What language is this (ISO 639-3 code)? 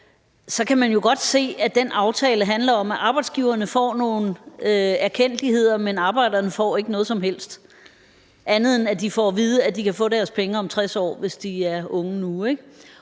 dan